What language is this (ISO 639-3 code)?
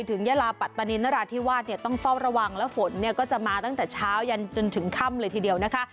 tha